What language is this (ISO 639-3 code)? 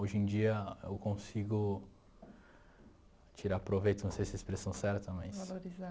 por